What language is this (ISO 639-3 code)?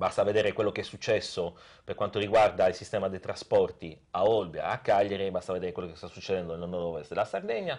ita